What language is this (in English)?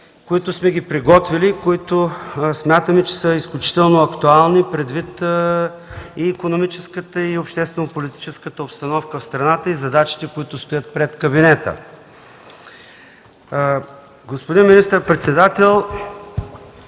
Bulgarian